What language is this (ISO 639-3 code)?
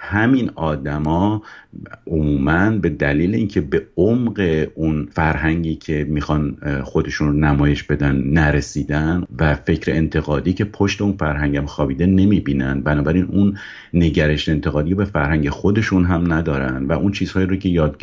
fas